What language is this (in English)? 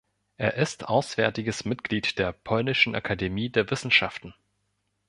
German